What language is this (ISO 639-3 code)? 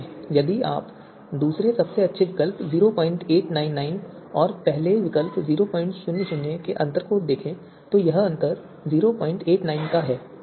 hin